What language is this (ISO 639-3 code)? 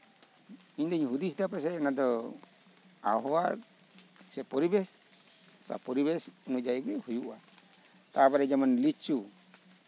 sat